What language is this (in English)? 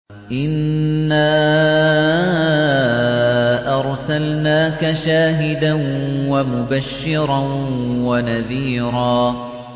Arabic